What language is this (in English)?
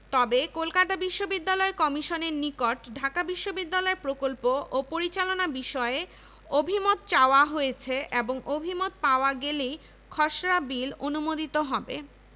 Bangla